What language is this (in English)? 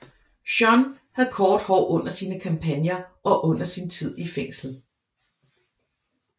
Danish